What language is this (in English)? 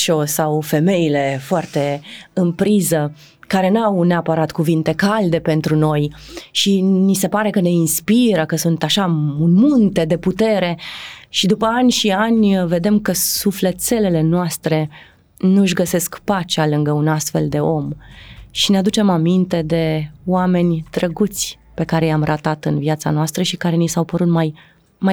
Romanian